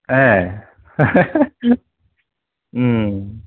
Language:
Bodo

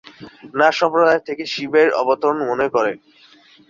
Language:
Bangla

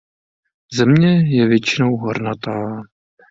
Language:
Czech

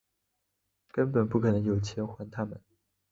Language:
Chinese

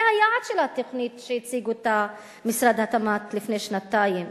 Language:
Hebrew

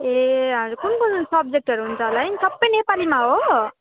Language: Nepali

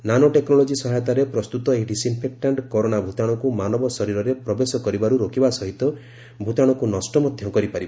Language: Odia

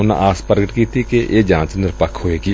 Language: Punjabi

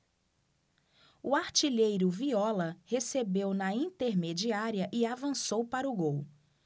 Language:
Portuguese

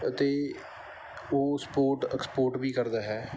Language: Punjabi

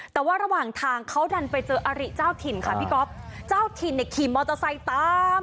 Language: Thai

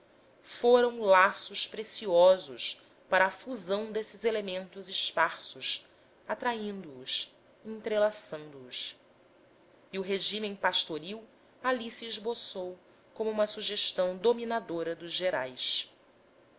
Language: Portuguese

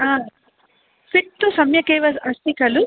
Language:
Sanskrit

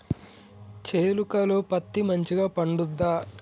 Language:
Telugu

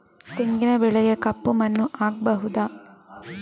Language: Kannada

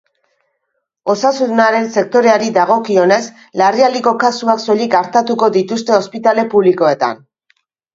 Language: Basque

